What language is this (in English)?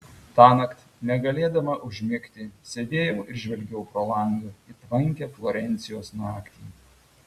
Lithuanian